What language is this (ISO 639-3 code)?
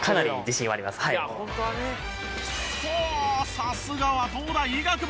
jpn